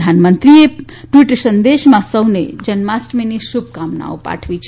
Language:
Gujarati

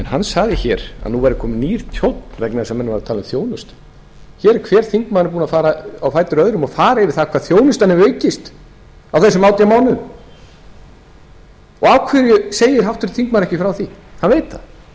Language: Icelandic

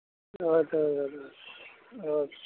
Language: Kashmiri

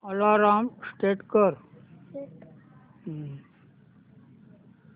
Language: Marathi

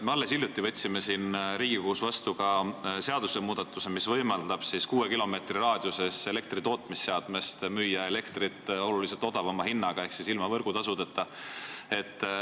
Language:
Estonian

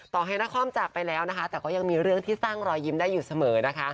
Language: Thai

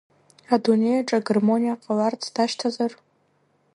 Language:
Abkhazian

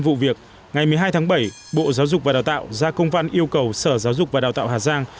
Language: Vietnamese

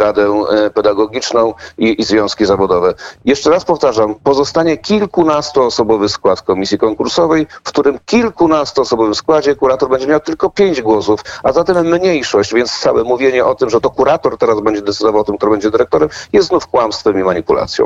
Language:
Polish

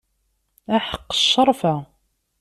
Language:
Kabyle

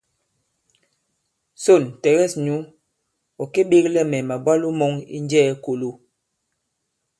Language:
Bankon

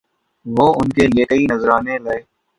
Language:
Urdu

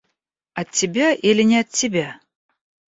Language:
Russian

